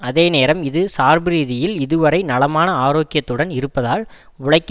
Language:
Tamil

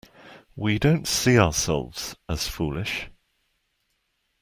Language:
English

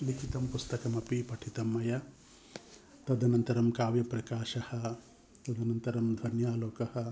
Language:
Sanskrit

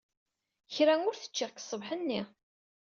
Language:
Kabyle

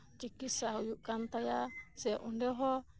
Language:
Santali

